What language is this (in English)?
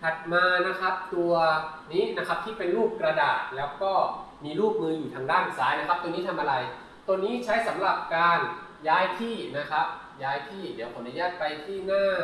Thai